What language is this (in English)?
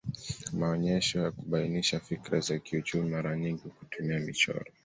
Swahili